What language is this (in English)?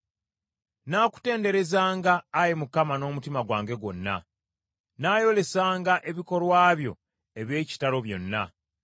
Ganda